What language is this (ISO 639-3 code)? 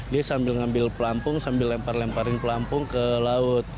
ind